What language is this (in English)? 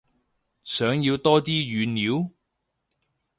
Cantonese